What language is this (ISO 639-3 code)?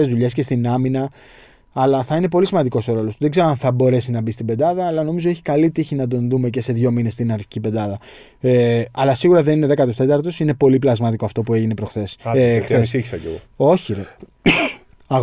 ell